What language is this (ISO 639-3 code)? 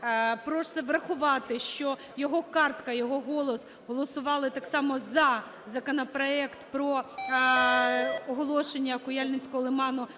ukr